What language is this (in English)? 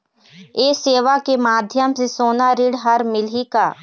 Chhattisgarhi